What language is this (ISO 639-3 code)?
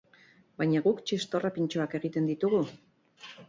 eus